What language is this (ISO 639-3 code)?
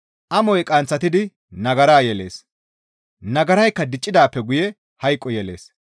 gmv